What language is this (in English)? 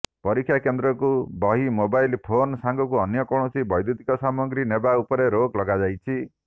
Odia